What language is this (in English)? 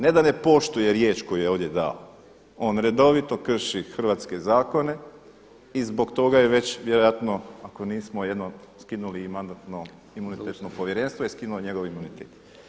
Croatian